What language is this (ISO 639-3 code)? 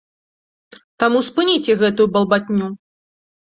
bel